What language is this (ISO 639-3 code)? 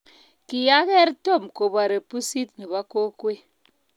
kln